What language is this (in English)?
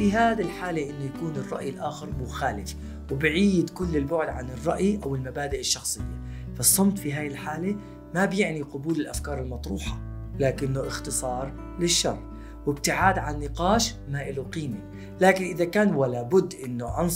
Arabic